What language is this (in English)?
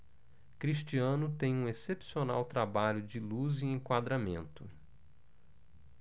Portuguese